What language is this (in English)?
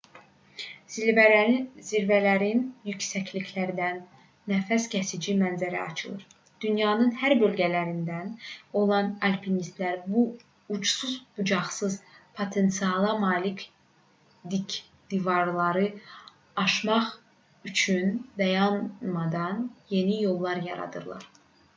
Azerbaijani